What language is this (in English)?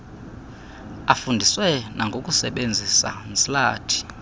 Xhosa